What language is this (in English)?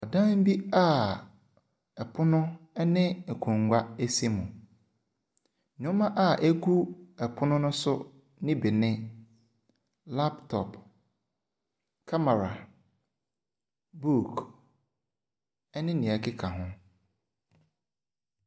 Akan